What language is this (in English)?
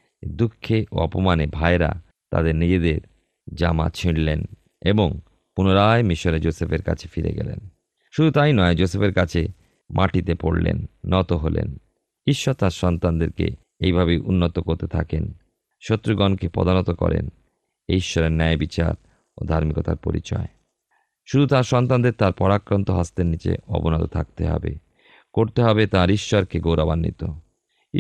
Bangla